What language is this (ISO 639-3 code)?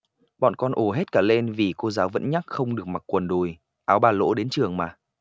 vie